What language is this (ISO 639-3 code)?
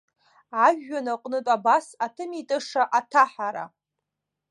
abk